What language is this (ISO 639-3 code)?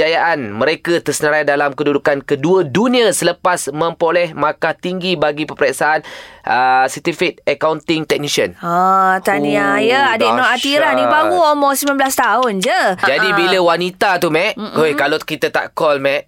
msa